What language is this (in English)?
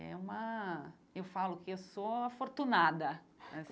Portuguese